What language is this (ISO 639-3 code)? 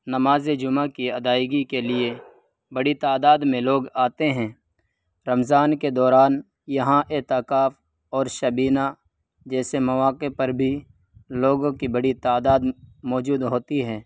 urd